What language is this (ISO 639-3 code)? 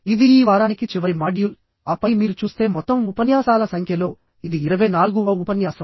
tel